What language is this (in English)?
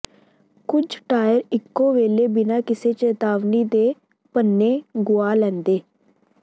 Punjabi